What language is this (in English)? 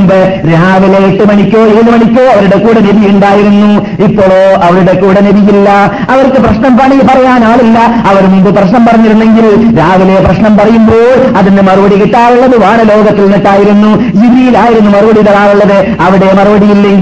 Malayalam